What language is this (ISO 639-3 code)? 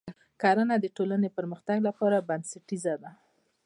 pus